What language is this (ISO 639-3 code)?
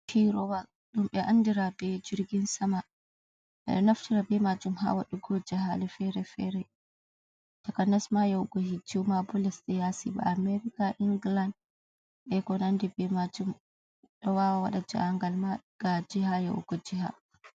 ful